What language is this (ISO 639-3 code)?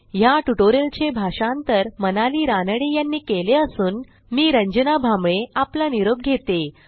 mar